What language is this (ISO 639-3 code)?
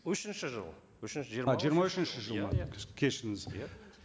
kaz